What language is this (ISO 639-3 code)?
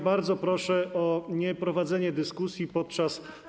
pol